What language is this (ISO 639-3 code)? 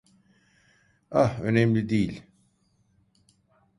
tur